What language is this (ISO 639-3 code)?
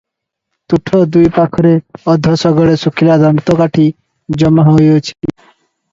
ori